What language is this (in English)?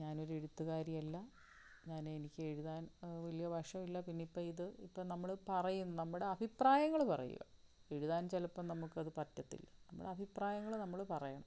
Malayalam